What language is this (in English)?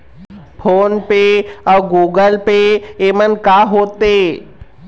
Chhattisgarhi